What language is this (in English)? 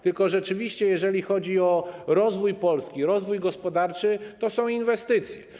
Polish